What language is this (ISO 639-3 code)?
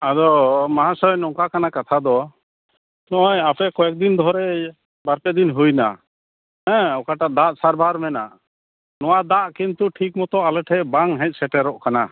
sat